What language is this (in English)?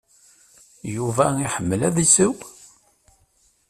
Kabyle